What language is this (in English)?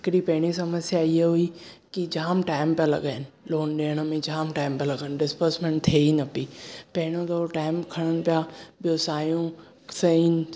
Sindhi